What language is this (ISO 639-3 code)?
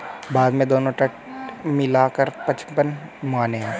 hin